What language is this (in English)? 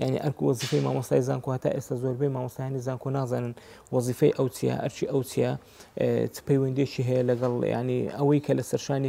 Arabic